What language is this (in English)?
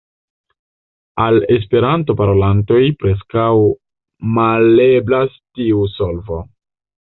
Esperanto